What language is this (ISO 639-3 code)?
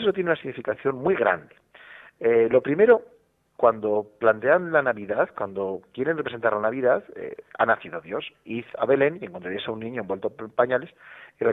spa